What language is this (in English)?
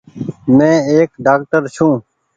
Goaria